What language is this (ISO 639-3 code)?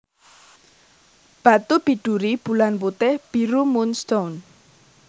jav